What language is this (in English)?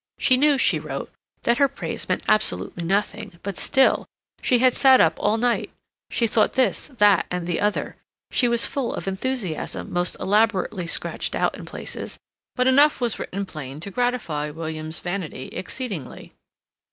English